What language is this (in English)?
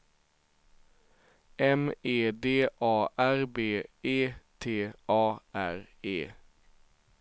Swedish